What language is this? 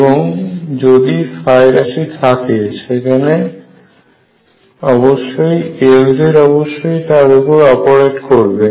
Bangla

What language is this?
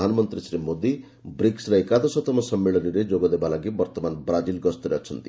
Odia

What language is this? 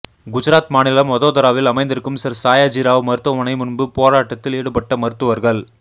Tamil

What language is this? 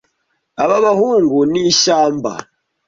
Kinyarwanda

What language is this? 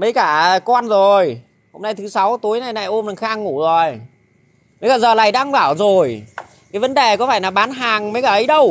Vietnamese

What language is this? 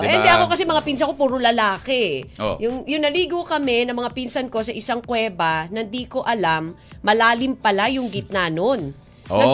Filipino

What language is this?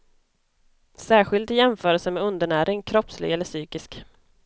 Swedish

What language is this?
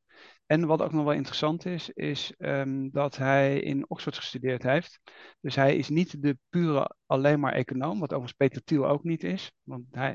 Dutch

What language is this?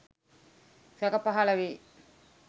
Sinhala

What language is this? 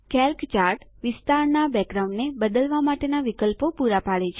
Gujarati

